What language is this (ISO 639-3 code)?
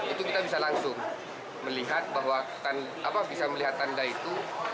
ind